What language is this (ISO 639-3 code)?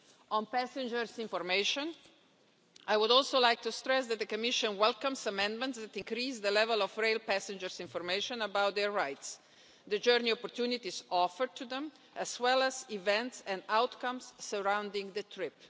eng